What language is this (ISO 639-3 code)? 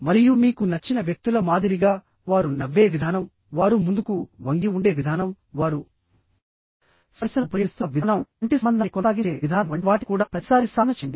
tel